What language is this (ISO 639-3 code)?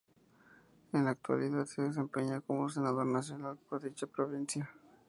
spa